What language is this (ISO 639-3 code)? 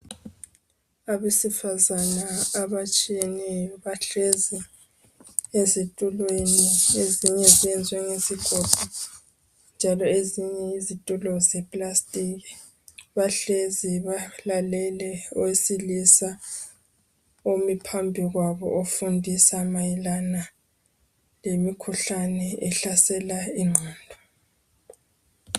nde